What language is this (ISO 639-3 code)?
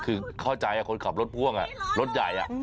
tha